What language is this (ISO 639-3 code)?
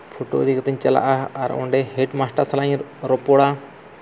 sat